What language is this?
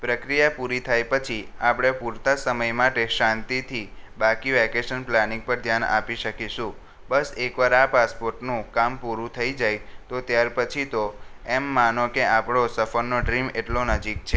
Gujarati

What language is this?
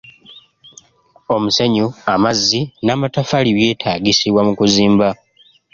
Ganda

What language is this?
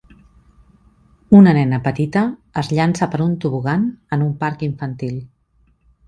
Catalan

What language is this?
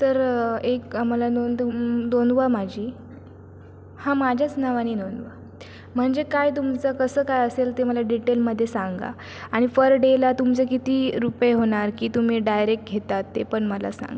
Marathi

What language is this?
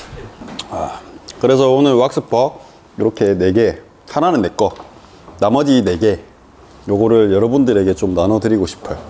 Korean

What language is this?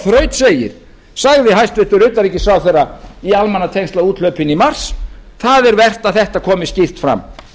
Icelandic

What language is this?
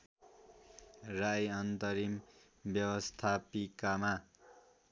Nepali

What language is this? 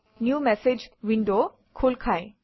Assamese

